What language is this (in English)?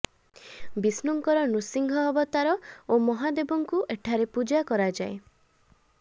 Odia